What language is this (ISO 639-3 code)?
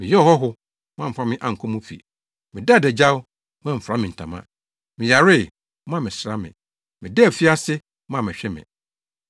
aka